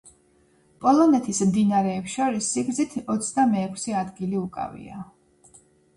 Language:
Georgian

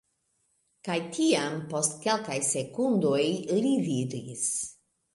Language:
Esperanto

